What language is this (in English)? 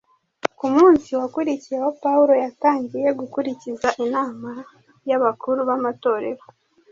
Kinyarwanda